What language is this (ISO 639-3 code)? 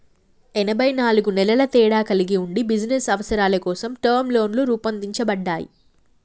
tel